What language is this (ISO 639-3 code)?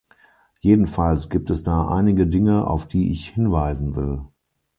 deu